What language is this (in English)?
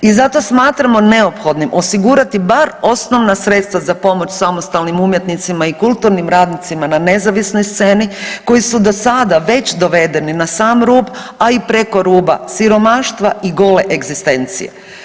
Croatian